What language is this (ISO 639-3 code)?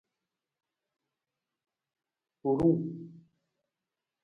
nmz